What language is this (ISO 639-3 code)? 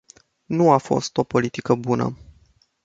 ron